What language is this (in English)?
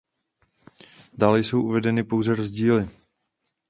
Czech